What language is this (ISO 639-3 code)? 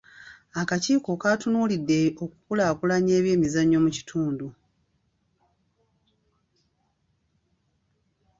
lug